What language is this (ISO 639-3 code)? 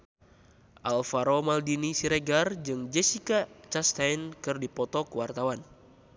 sun